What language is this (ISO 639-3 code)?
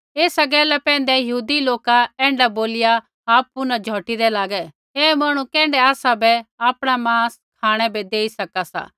kfx